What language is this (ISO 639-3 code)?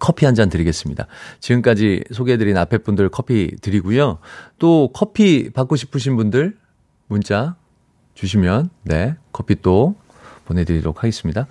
kor